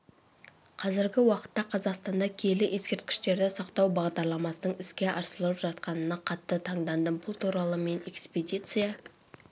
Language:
Kazakh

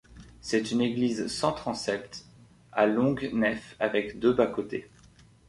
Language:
French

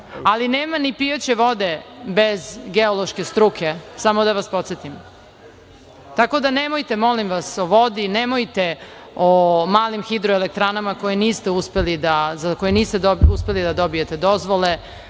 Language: Serbian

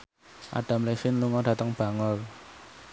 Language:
Javanese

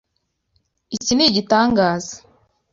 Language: Kinyarwanda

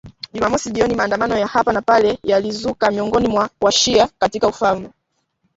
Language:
Swahili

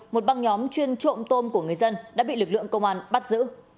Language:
Vietnamese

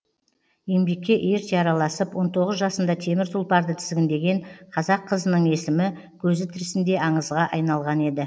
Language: Kazakh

